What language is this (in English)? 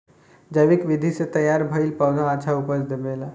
Bhojpuri